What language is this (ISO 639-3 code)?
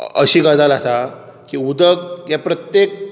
kok